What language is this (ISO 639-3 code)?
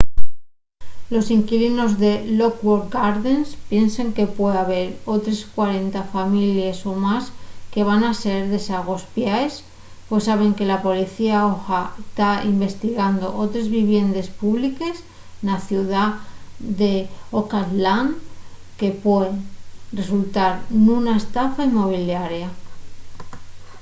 ast